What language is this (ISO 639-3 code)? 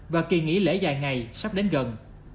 vie